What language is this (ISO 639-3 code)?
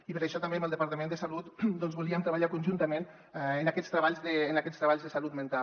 cat